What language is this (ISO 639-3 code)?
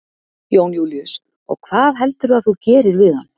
isl